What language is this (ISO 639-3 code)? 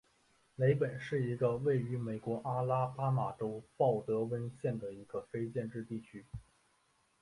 zho